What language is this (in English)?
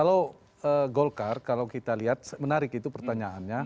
Indonesian